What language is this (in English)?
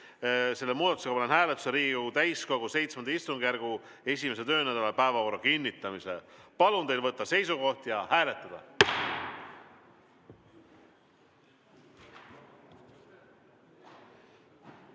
Estonian